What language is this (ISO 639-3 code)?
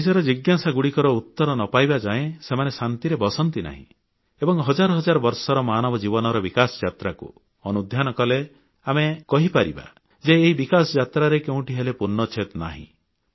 ori